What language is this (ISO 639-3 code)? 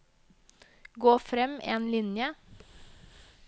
nor